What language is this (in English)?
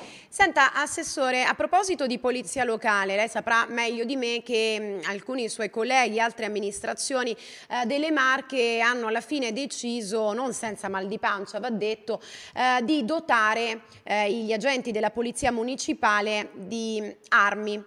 Italian